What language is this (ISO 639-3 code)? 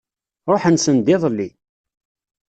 kab